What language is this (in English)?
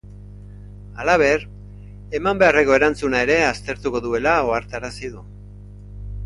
Basque